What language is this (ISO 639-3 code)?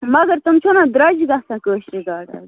kas